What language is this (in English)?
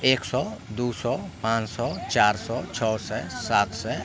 Maithili